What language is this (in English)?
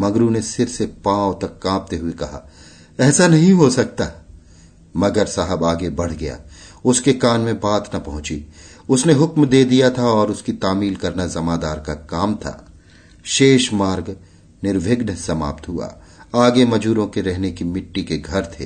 Hindi